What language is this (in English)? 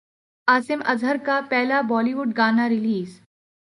Urdu